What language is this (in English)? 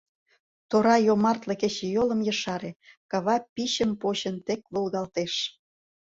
Mari